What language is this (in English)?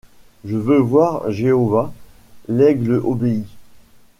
French